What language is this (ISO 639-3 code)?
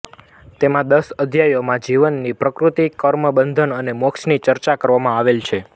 guj